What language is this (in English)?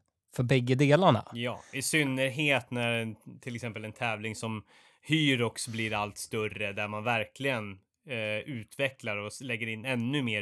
Swedish